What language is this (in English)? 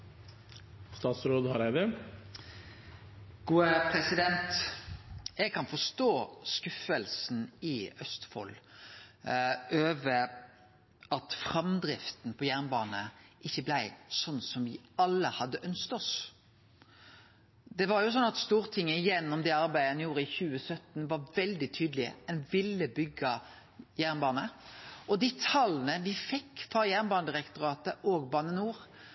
Norwegian Nynorsk